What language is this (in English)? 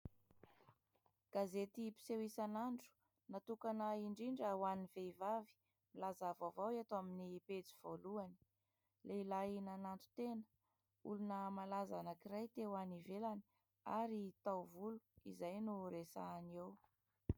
Malagasy